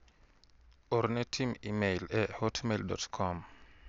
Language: Luo (Kenya and Tanzania)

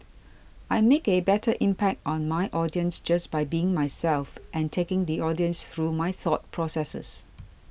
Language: English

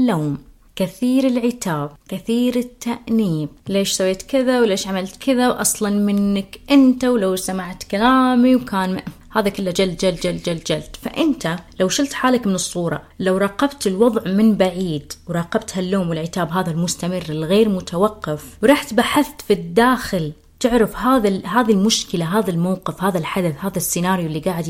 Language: Arabic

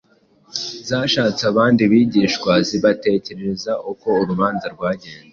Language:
Kinyarwanda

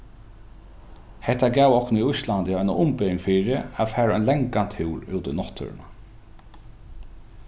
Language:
Faroese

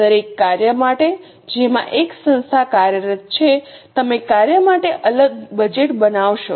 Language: Gujarati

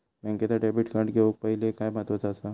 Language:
Marathi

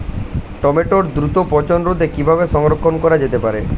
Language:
Bangla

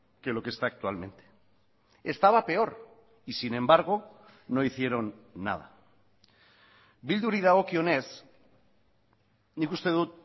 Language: Spanish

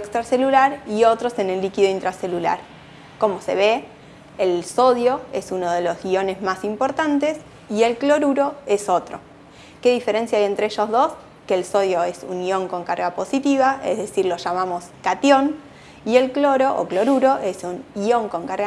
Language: Spanish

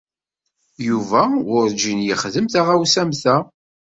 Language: Kabyle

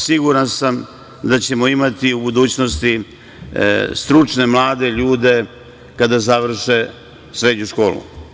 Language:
Serbian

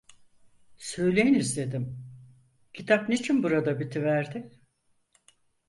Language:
Turkish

